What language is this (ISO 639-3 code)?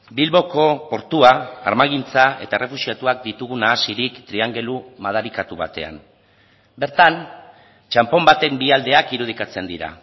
eus